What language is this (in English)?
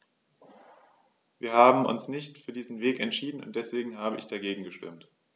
German